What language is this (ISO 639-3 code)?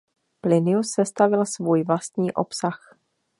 ces